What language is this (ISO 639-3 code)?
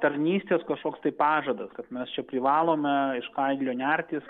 lit